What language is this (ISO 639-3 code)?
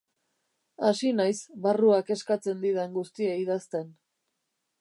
eus